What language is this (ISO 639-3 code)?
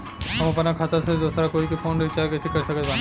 bho